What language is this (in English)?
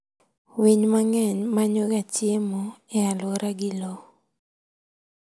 Luo (Kenya and Tanzania)